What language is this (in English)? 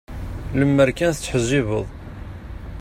Kabyle